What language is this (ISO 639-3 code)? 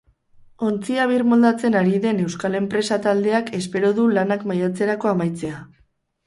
eus